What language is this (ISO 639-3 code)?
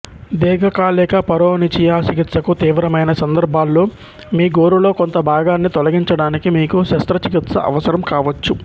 tel